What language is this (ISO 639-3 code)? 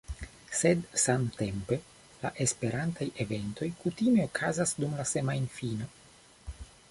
epo